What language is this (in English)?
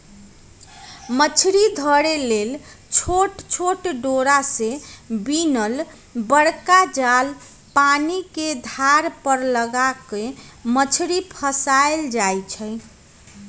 Magahi